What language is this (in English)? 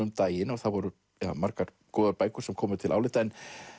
Icelandic